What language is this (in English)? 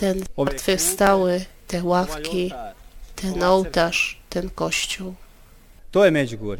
Polish